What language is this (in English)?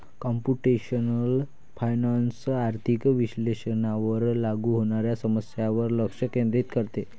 Marathi